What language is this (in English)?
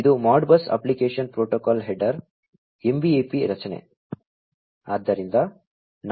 Kannada